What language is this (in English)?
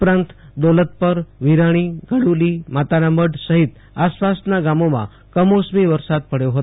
Gujarati